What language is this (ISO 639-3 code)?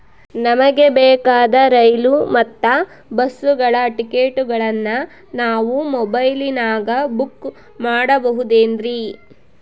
kan